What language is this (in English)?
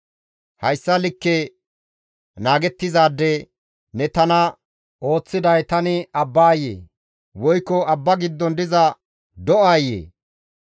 Gamo